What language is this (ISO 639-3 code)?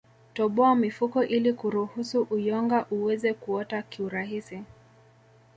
swa